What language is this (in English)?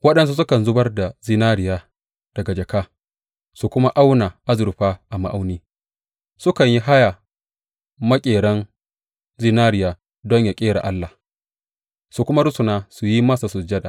Hausa